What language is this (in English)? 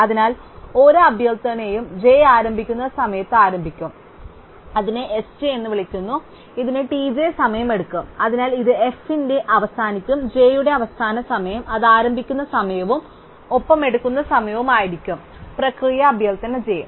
Malayalam